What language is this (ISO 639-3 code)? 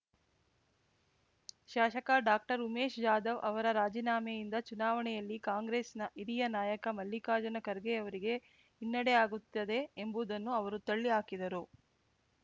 kan